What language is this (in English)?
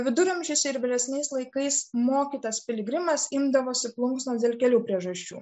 Lithuanian